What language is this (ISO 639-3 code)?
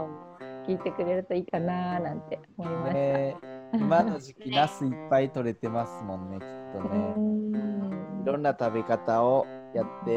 jpn